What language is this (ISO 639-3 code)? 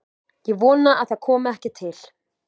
isl